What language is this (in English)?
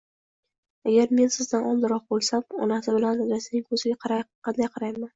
Uzbek